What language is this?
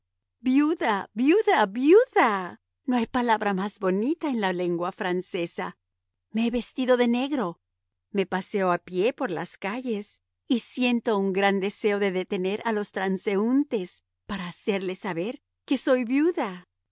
Spanish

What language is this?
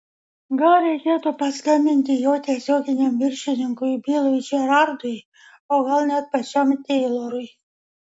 Lithuanian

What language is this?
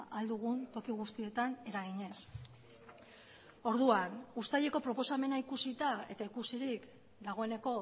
Basque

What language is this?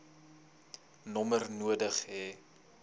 Afrikaans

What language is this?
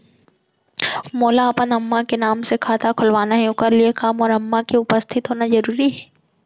Chhattisgarhi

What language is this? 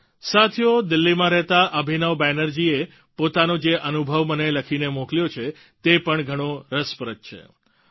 Gujarati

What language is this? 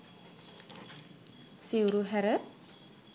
Sinhala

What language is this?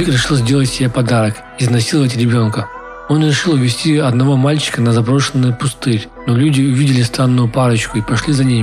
Russian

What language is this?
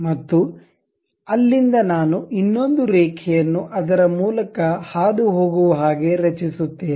Kannada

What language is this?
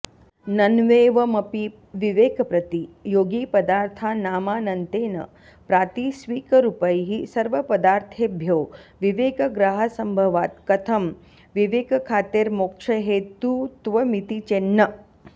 Sanskrit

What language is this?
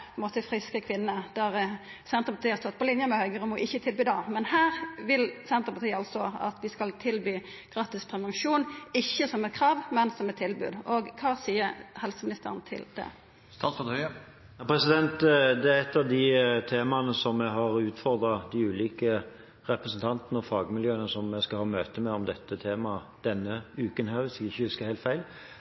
Norwegian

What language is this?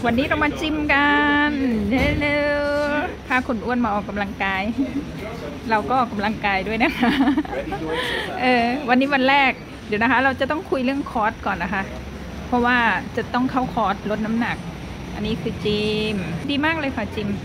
Thai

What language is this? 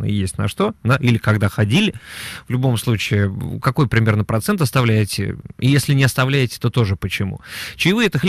Russian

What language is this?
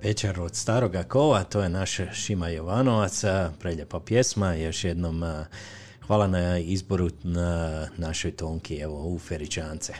Croatian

